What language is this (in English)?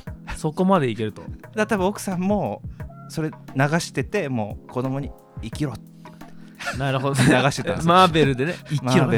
Japanese